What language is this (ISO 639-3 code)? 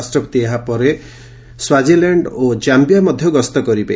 ori